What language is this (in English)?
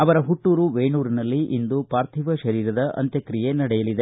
Kannada